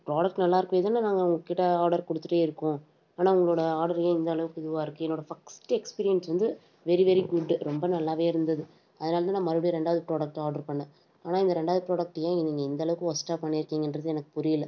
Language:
Tamil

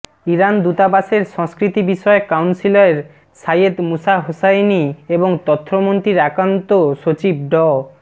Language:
Bangla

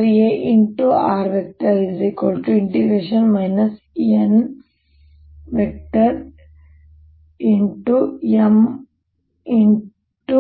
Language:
Kannada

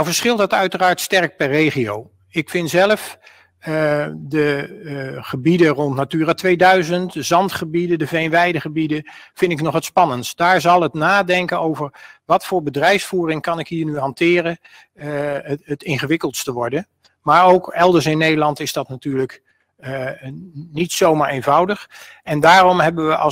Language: Dutch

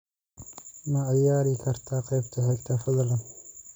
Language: Somali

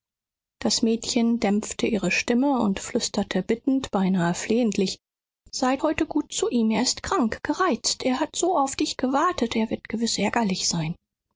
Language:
German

